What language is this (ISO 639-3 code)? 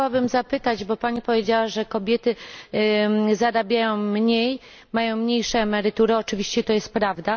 pol